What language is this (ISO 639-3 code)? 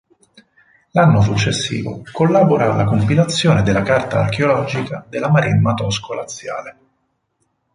ita